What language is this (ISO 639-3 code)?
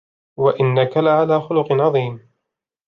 ara